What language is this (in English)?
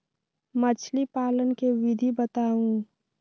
Magahi